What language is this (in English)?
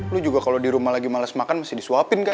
Indonesian